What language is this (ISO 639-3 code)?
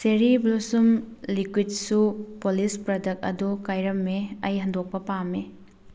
mni